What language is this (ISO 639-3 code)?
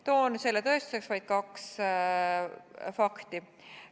est